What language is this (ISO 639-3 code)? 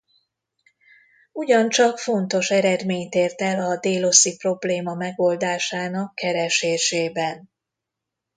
hun